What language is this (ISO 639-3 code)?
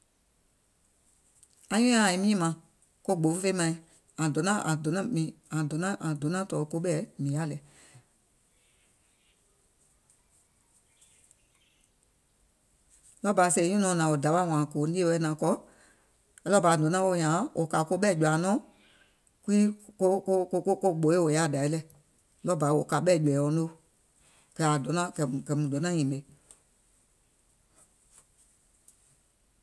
gol